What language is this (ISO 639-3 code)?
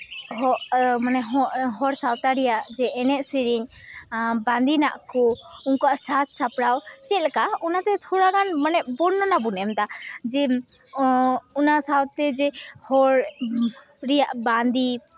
sat